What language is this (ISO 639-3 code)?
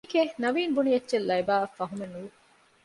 div